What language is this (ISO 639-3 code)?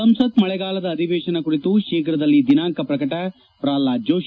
kan